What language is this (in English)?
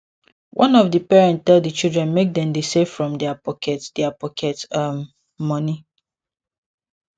Nigerian Pidgin